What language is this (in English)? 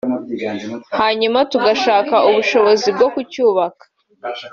Kinyarwanda